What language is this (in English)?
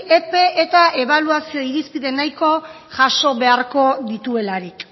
Basque